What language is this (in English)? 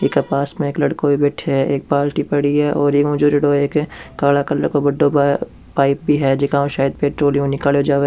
Rajasthani